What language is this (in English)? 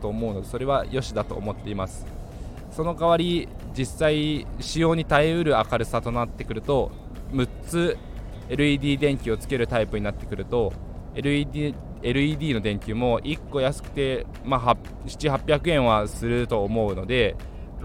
Japanese